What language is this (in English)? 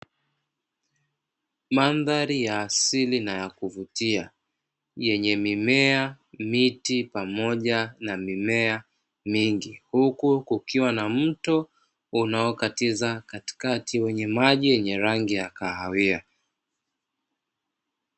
Swahili